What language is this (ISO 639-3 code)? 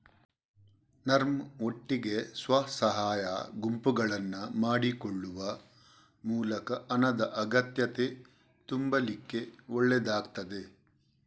kan